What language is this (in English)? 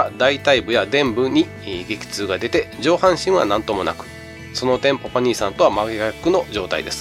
Japanese